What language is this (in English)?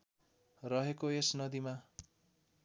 Nepali